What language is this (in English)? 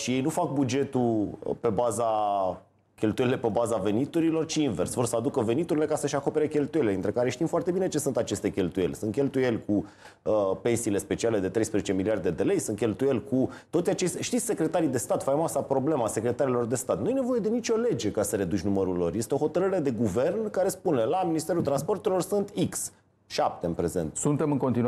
Romanian